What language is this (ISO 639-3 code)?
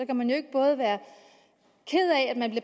dan